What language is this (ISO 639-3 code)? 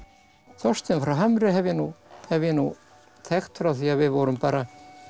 isl